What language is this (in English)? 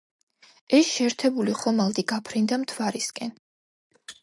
Georgian